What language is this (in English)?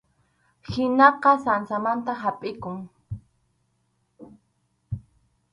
Arequipa-La Unión Quechua